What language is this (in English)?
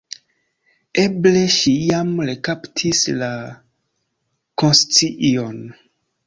Esperanto